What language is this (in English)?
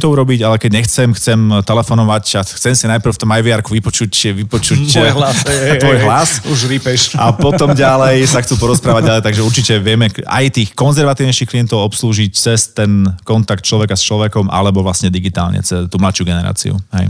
Slovak